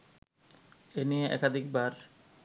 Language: Bangla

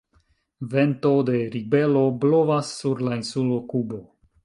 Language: Esperanto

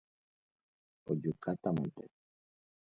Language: Guarani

